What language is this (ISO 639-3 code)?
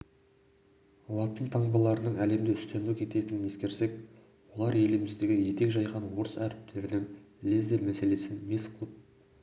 kaz